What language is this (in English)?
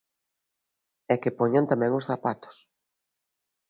Galician